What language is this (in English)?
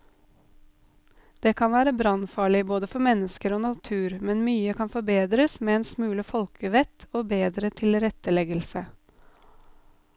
Norwegian